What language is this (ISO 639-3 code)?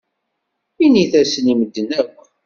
kab